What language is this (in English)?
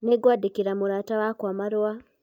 Kikuyu